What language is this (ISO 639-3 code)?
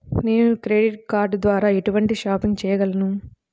tel